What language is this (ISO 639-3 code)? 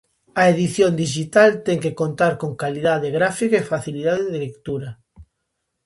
glg